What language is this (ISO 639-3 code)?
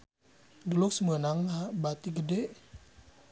sun